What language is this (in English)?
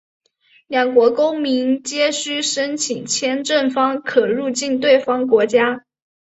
Chinese